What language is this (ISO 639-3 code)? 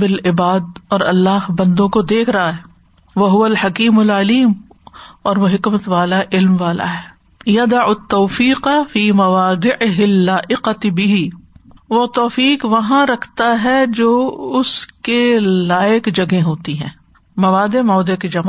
urd